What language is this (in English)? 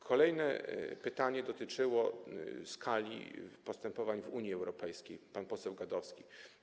Polish